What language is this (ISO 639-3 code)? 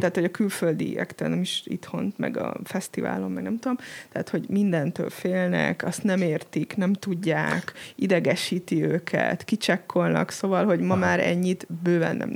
hun